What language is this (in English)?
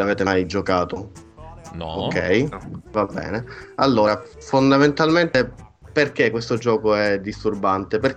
Italian